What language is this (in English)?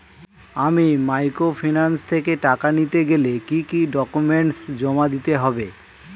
Bangla